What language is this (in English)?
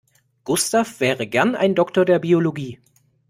German